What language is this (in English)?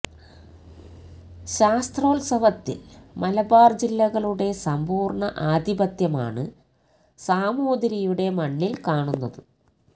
Malayalam